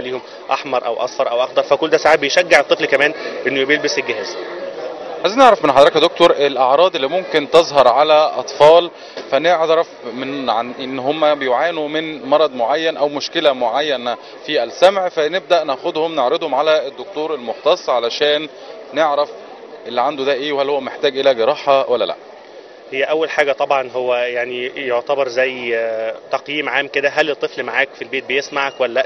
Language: Arabic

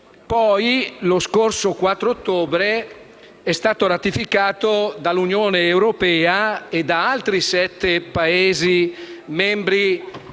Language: Italian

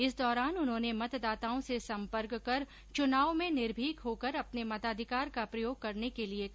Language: Hindi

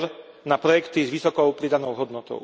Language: Slovak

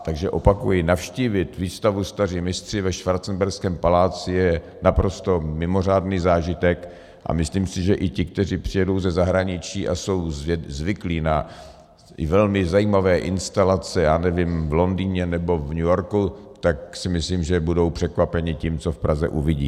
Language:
Czech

